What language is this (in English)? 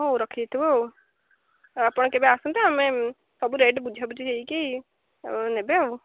Odia